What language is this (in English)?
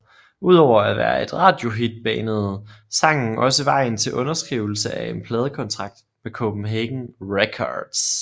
Danish